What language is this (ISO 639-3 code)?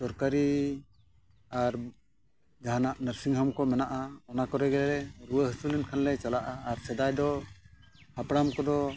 sat